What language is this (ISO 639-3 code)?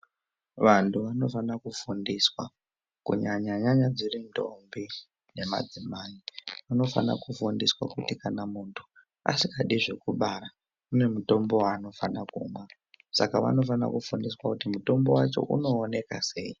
ndc